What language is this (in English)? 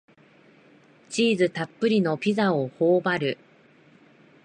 Japanese